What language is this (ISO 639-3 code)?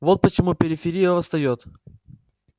rus